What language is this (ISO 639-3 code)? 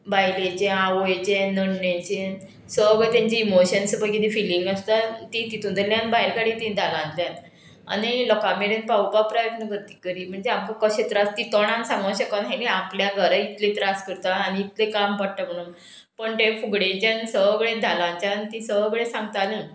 kok